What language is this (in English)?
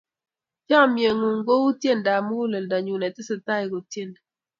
Kalenjin